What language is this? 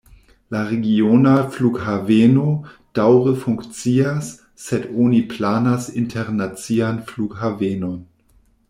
Esperanto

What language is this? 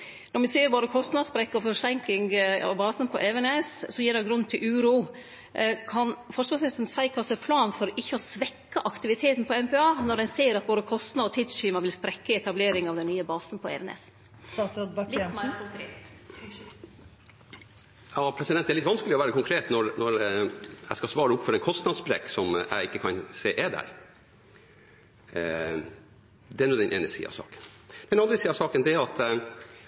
Norwegian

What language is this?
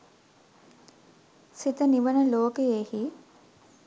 Sinhala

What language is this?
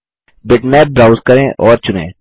Hindi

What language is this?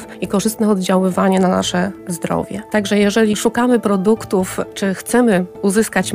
Polish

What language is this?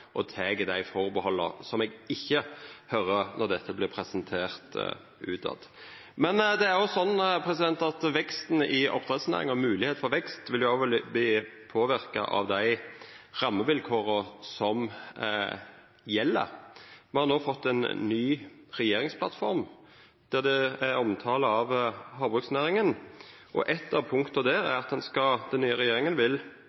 Norwegian Nynorsk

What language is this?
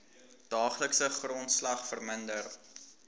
Afrikaans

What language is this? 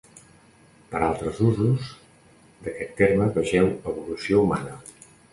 Catalan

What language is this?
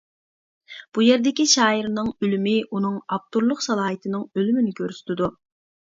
Uyghur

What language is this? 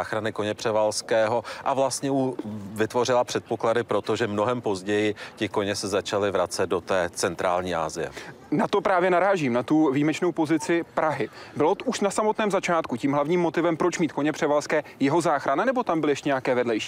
Czech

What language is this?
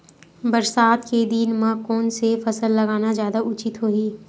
Chhattisgarhi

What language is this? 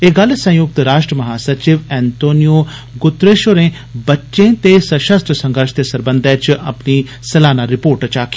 Dogri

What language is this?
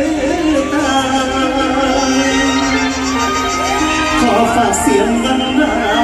Arabic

